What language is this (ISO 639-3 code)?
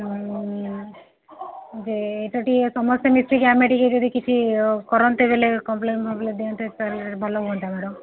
ori